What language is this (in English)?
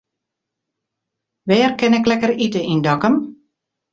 Western Frisian